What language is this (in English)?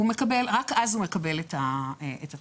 Hebrew